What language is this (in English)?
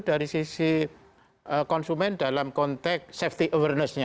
Indonesian